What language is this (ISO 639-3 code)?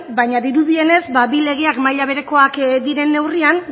eus